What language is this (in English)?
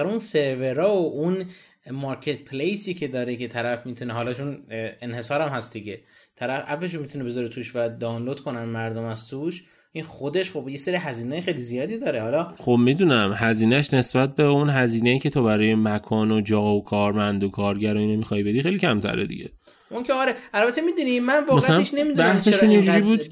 Persian